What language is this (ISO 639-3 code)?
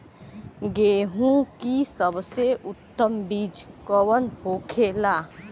bho